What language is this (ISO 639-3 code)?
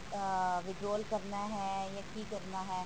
pan